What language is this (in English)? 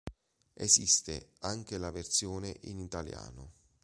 Italian